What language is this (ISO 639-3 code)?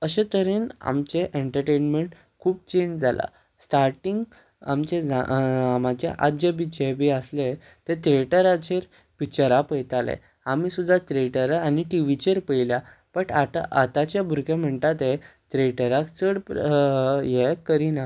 kok